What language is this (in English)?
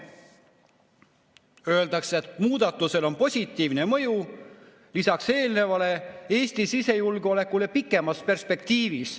Estonian